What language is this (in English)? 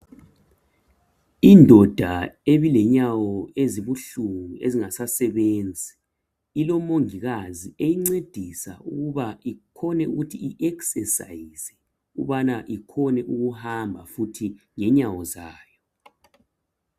North Ndebele